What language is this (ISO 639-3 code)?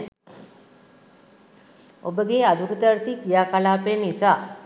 sin